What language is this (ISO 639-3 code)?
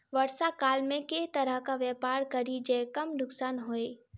mai